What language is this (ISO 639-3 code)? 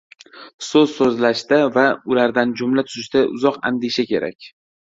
uzb